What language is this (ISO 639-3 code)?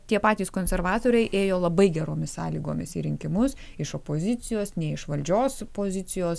lit